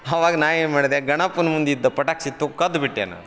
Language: Kannada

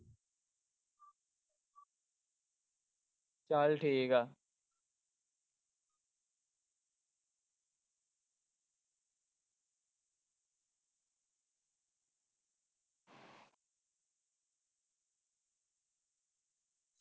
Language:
Punjabi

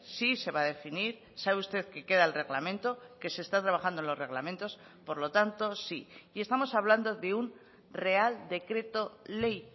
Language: Spanish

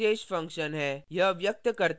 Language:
Hindi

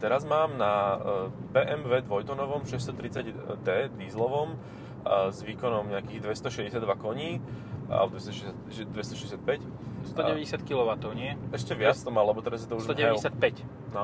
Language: Slovak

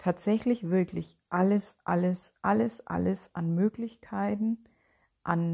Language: German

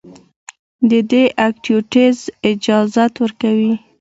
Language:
Pashto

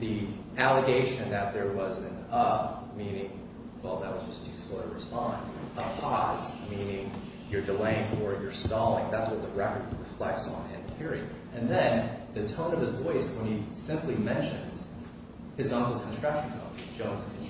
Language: English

